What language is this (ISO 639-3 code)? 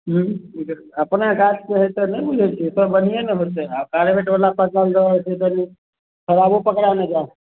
mai